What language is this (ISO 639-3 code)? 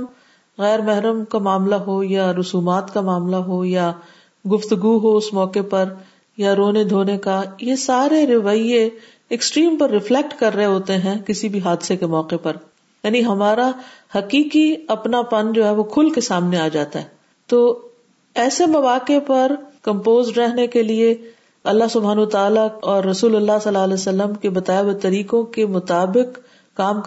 urd